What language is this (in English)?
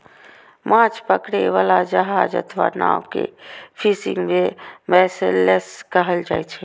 Maithili